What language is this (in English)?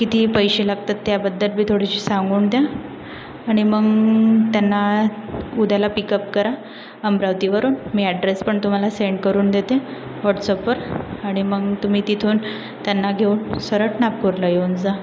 Marathi